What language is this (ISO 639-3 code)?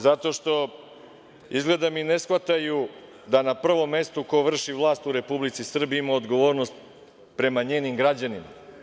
srp